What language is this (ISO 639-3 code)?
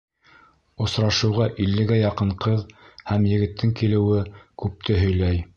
bak